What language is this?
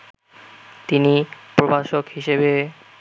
Bangla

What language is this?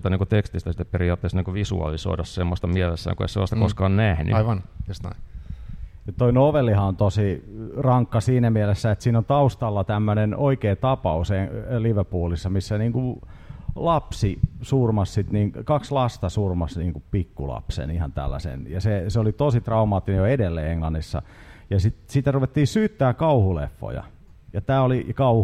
Finnish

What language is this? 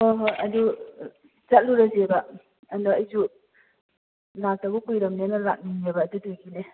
Manipuri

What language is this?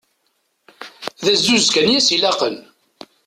Kabyle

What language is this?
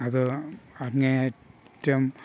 Malayalam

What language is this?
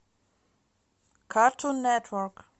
Russian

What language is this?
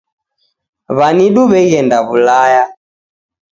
Taita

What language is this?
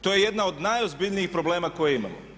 Croatian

